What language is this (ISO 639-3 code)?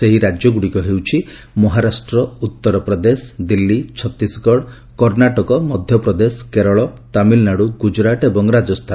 ori